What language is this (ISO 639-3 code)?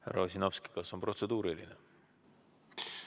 est